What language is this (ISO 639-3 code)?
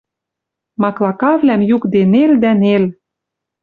mrj